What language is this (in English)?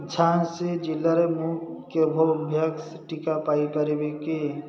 Odia